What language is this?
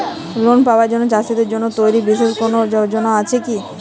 Bangla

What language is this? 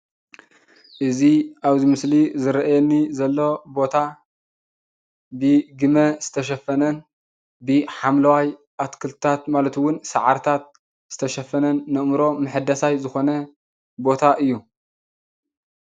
Tigrinya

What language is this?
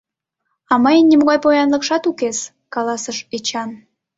Mari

